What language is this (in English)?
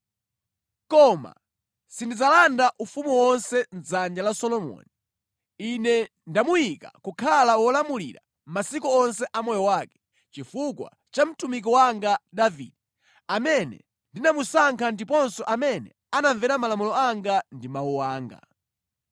Nyanja